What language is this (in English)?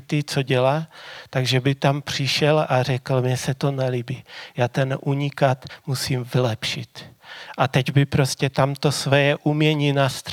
Czech